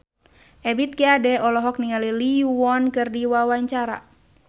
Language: Sundanese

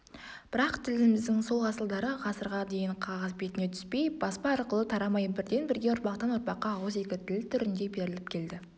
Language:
Kazakh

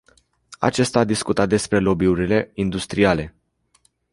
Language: Romanian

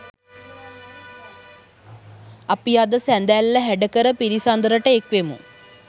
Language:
Sinhala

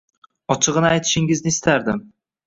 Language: Uzbek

